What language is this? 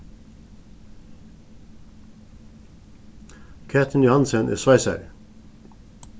Faroese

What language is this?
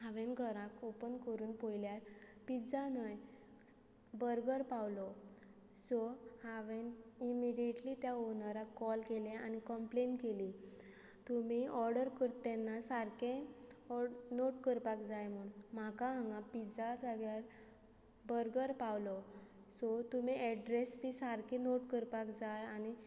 Konkani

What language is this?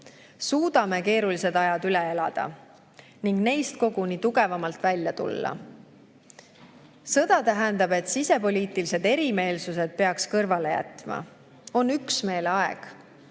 Estonian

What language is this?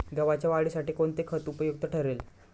Marathi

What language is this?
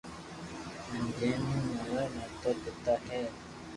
Loarki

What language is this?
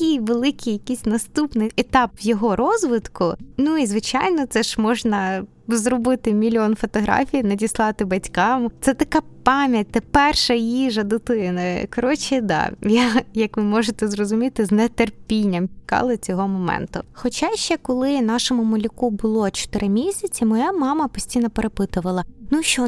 Ukrainian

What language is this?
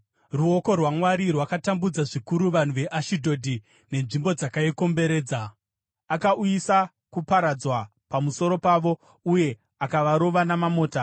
Shona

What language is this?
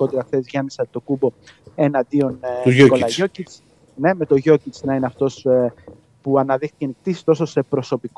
Greek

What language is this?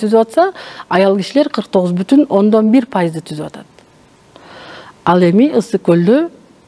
Turkish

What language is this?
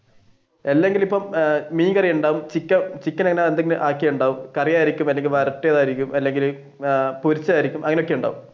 Malayalam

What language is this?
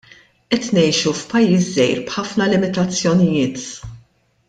Maltese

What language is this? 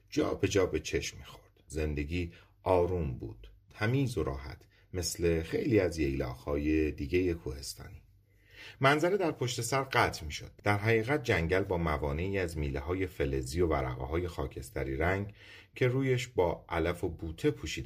Persian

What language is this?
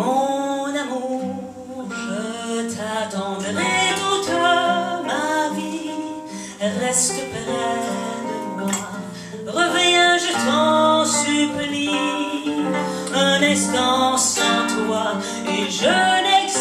French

